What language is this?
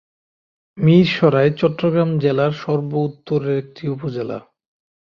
Bangla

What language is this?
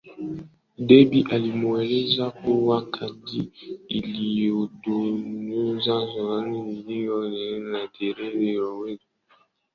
Swahili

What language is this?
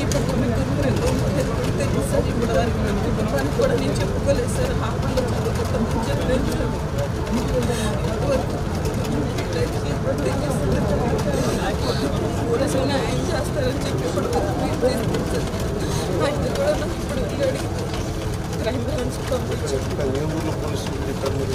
Telugu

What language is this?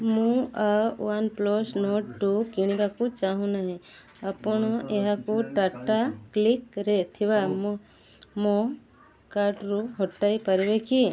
Odia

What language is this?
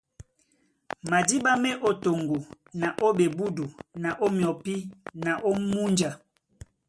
Duala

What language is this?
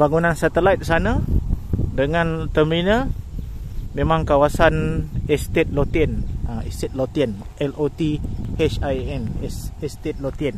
Malay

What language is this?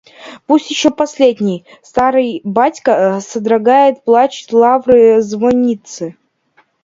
Russian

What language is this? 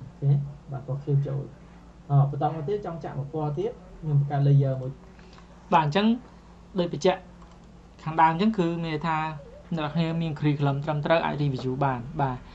Vietnamese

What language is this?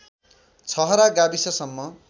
Nepali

